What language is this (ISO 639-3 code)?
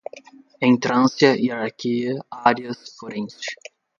por